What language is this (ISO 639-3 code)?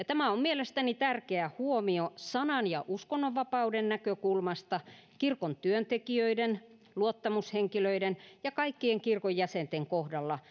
fin